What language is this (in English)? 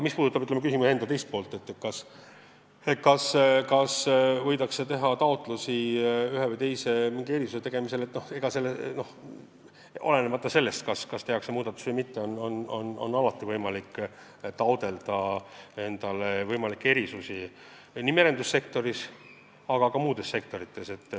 Estonian